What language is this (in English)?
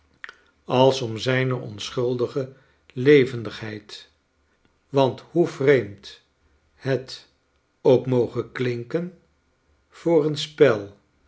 Dutch